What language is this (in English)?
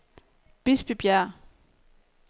Danish